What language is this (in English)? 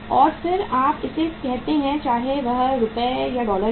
Hindi